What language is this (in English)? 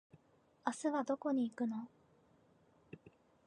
Japanese